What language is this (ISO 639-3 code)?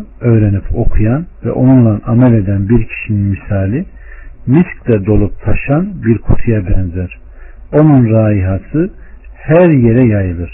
tur